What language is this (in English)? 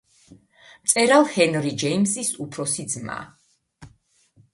Georgian